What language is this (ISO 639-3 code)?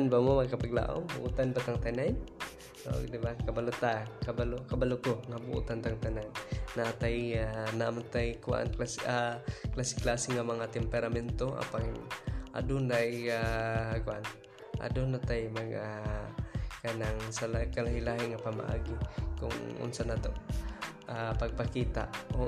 fil